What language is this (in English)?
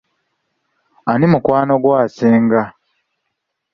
Ganda